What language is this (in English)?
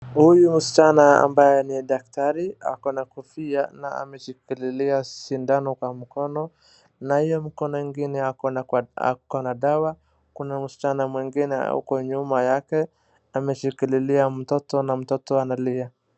Swahili